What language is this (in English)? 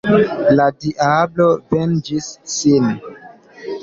Esperanto